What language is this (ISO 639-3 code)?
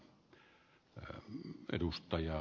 fin